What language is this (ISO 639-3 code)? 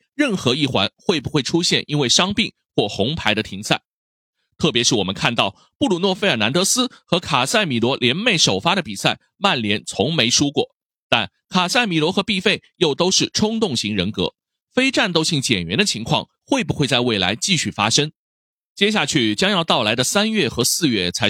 zho